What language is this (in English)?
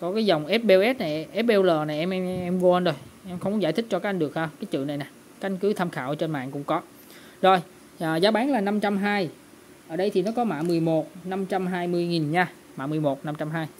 Vietnamese